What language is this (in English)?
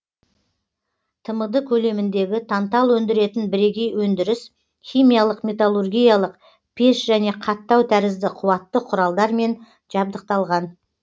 Kazakh